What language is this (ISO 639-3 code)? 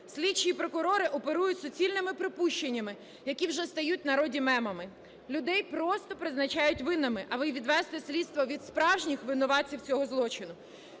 ukr